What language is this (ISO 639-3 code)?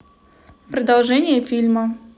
rus